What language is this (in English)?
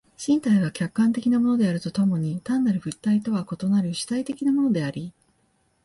Japanese